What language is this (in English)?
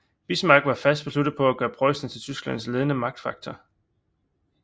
Danish